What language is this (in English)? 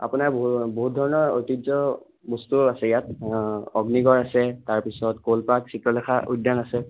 Assamese